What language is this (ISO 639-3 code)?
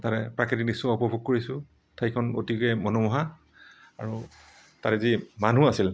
asm